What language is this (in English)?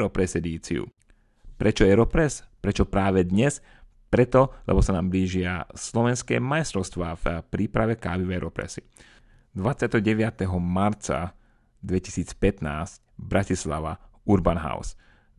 Slovak